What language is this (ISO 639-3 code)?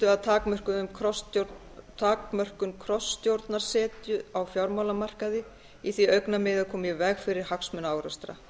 isl